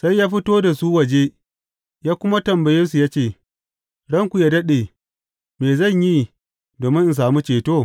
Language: Hausa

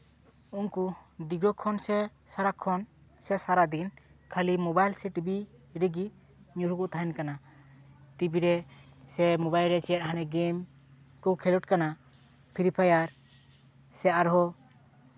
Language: Santali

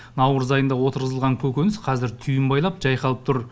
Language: Kazakh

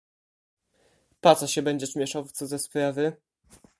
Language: Polish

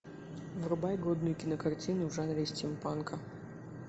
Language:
Russian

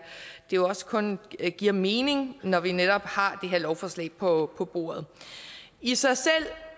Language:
Danish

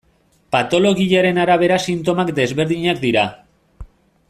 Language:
Basque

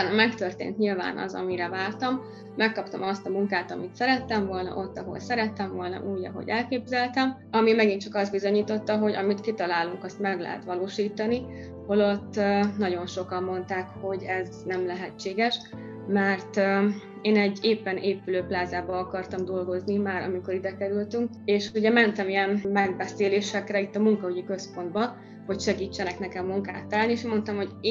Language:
Hungarian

